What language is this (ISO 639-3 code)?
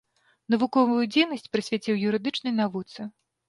bel